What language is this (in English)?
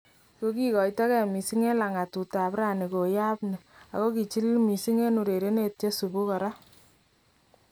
Kalenjin